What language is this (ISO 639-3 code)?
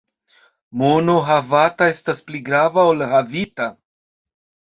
epo